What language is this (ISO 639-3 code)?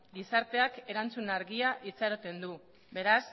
eus